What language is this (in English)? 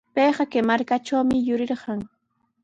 Sihuas Ancash Quechua